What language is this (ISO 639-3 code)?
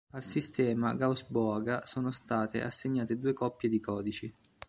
ita